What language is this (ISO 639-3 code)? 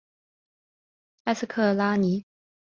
zho